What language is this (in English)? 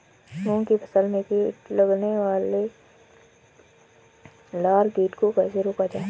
Hindi